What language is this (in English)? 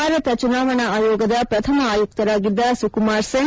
Kannada